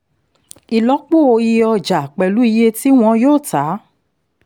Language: Yoruba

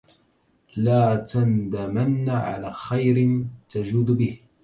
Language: Arabic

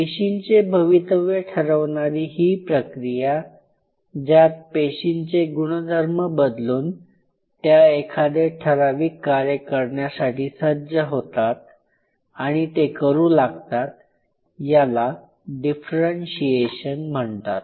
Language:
Marathi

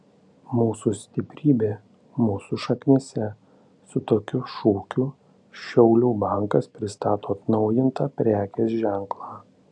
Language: Lithuanian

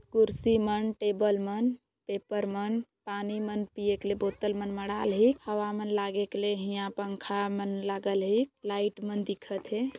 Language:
Sadri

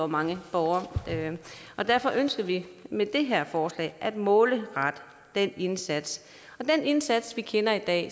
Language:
Danish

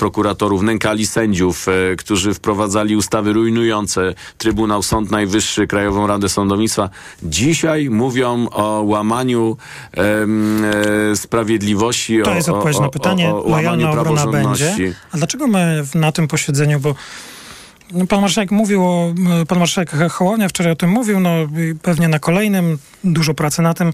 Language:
Polish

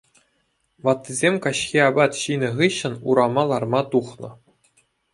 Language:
Chuvash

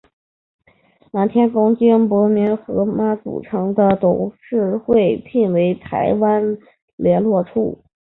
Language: Chinese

